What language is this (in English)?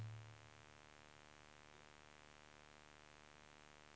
Swedish